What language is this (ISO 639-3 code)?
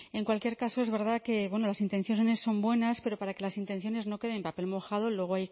spa